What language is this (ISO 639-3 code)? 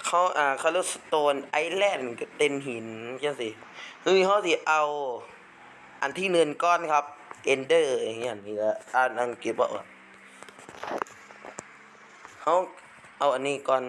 tha